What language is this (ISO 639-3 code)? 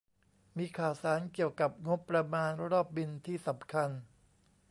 tha